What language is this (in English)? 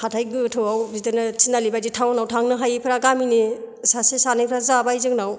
Bodo